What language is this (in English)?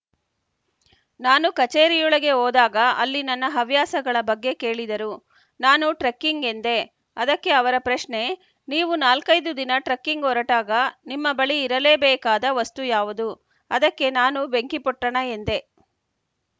Kannada